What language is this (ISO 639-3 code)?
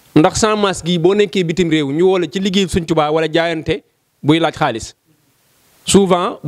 ind